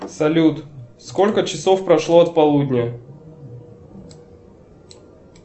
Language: Russian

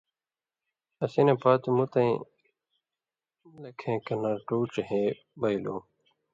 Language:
Indus Kohistani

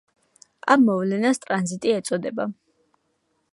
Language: Georgian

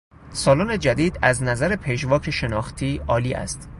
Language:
Persian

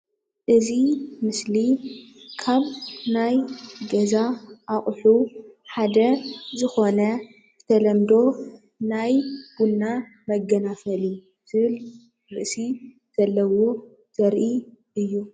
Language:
Tigrinya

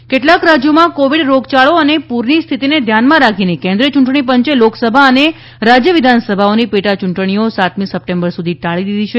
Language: Gujarati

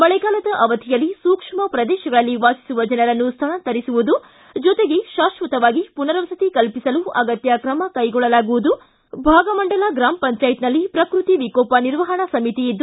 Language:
Kannada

